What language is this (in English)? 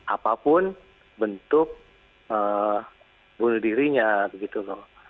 Indonesian